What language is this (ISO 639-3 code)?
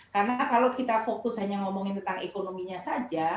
ind